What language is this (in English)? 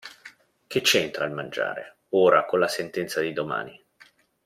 Italian